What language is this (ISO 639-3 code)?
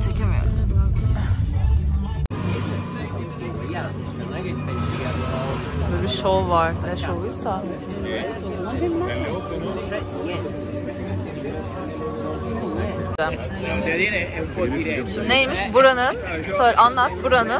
tur